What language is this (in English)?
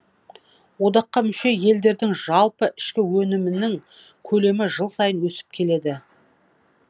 Kazakh